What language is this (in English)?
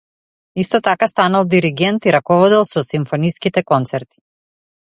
Macedonian